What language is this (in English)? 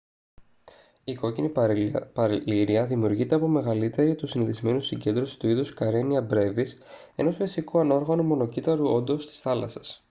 Greek